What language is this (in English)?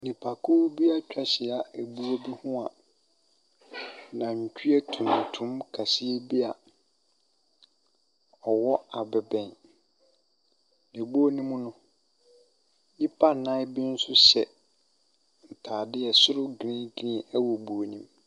Akan